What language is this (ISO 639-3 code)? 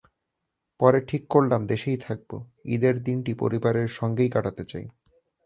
ben